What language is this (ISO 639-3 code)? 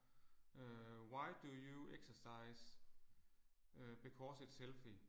dan